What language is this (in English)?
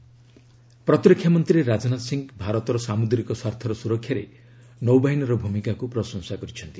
Odia